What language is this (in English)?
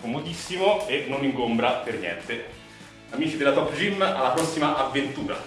Italian